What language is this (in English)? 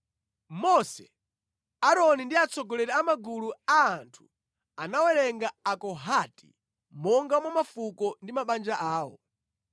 Nyanja